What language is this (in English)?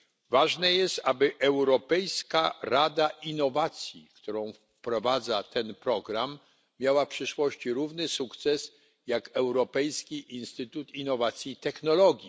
Polish